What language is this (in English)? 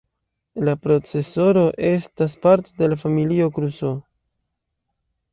Esperanto